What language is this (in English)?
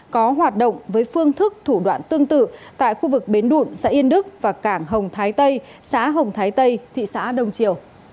Vietnamese